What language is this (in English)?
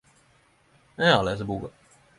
Norwegian Nynorsk